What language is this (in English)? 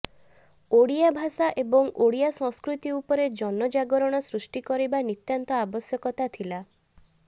Odia